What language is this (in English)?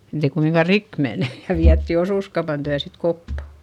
Finnish